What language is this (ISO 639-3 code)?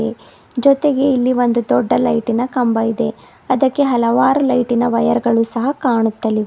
kan